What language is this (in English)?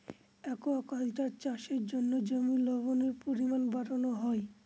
Bangla